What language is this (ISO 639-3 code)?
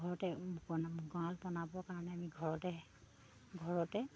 asm